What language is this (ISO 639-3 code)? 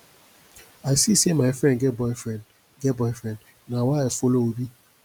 pcm